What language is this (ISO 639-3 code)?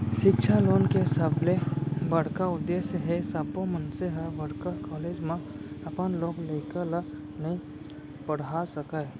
hne